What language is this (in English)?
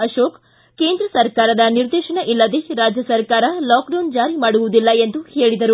Kannada